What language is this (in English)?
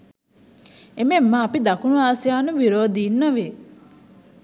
Sinhala